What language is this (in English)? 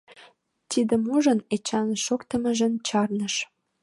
Mari